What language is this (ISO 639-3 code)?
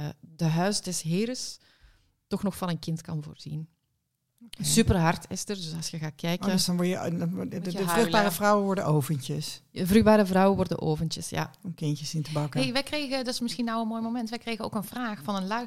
nld